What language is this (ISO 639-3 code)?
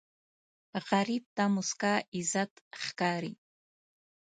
pus